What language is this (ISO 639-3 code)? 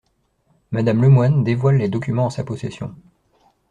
fra